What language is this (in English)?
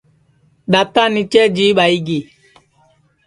Sansi